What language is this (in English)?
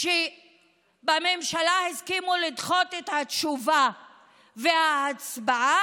Hebrew